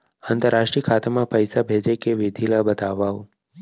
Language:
Chhattisgarhi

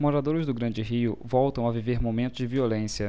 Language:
Portuguese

